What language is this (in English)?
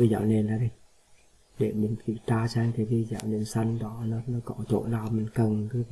Vietnamese